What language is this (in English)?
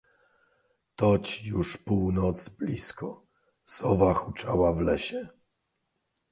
Polish